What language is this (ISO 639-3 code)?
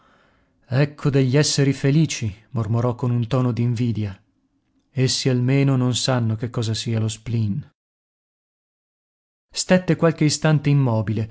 ita